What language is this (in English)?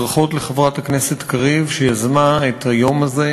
Hebrew